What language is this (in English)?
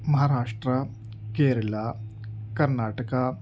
Urdu